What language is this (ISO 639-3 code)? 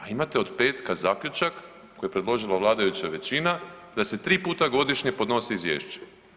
hrv